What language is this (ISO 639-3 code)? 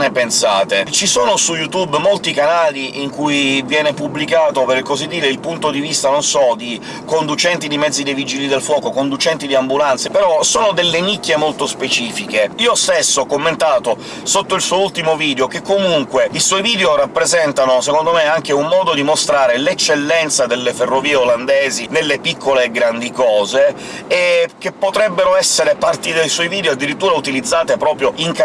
ita